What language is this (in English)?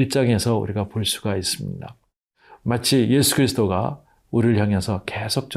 Korean